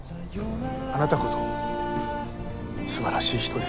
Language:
Japanese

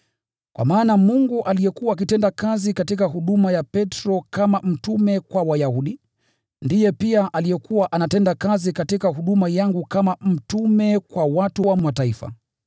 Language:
Swahili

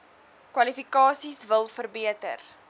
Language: Afrikaans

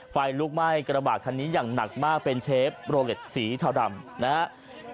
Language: Thai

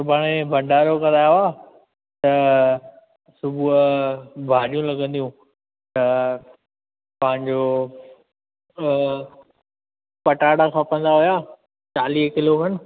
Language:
Sindhi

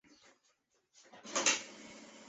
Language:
Chinese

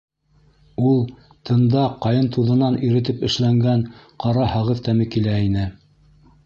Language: Bashkir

